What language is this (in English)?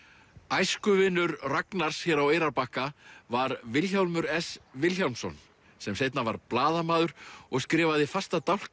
Icelandic